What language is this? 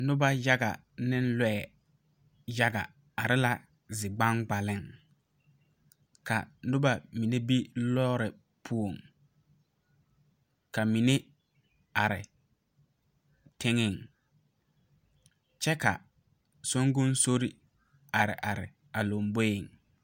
Southern Dagaare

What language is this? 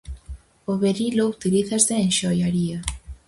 Galician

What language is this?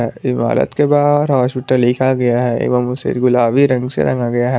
Hindi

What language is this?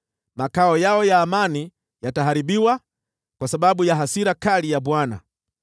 Swahili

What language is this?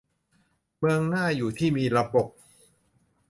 Thai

